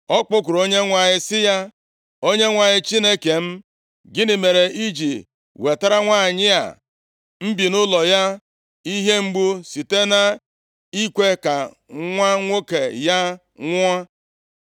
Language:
Igbo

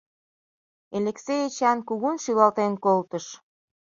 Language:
Mari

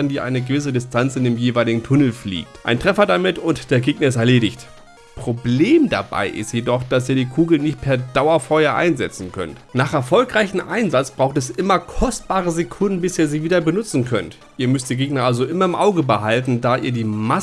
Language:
German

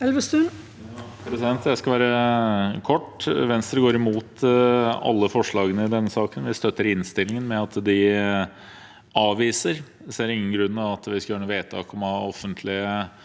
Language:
Norwegian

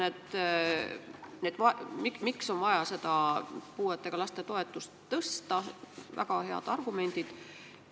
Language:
Estonian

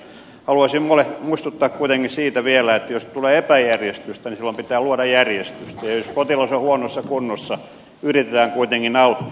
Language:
Finnish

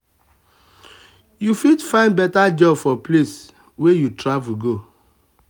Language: Nigerian Pidgin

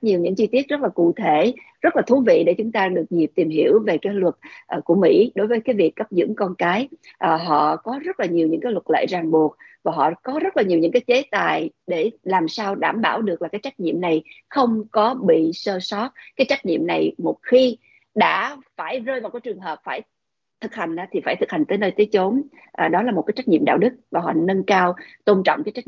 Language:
Vietnamese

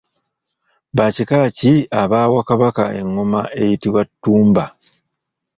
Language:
Ganda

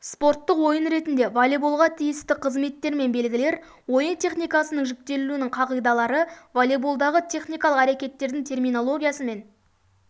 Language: Kazakh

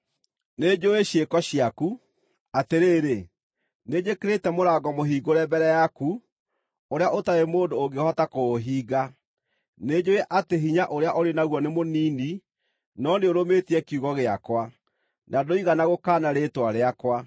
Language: Kikuyu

